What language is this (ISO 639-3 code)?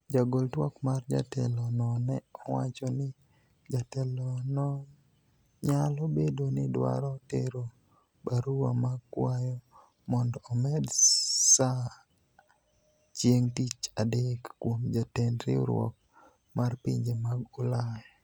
luo